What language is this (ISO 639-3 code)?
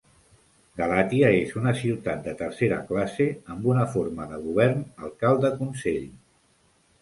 cat